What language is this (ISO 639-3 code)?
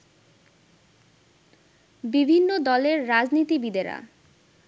ben